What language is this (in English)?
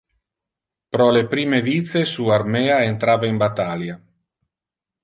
Interlingua